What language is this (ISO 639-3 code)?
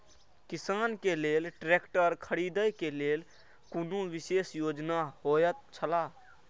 mai